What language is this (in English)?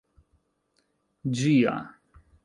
Esperanto